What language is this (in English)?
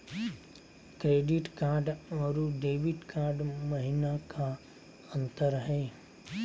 Magahi